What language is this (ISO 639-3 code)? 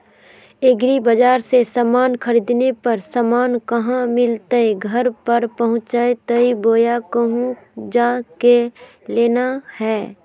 mag